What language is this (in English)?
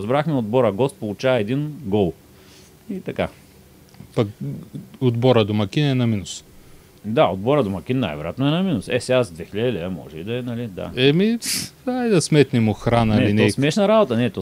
Bulgarian